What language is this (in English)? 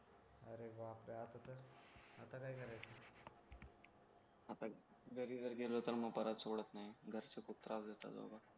Marathi